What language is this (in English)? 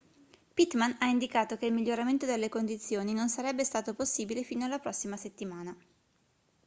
Italian